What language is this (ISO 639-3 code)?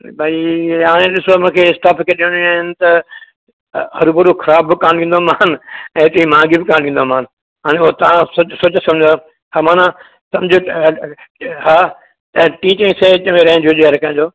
snd